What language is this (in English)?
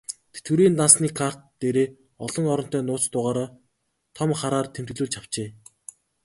Mongolian